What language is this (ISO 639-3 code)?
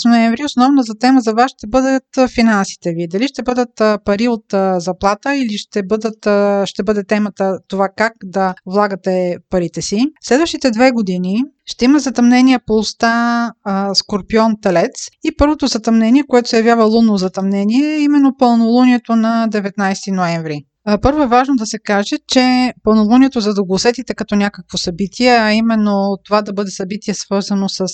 bul